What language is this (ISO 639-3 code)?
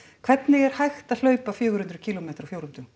isl